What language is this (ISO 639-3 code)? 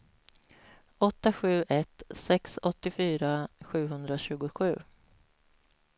swe